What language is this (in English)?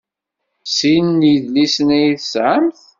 Kabyle